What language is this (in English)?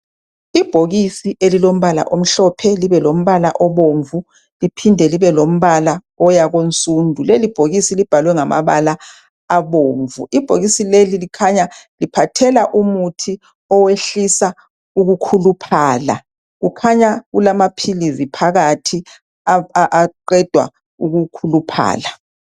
North Ndebele